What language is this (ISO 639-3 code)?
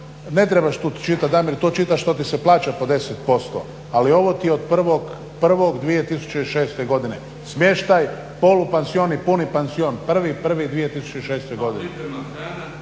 hrv